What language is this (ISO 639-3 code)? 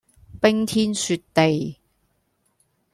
yue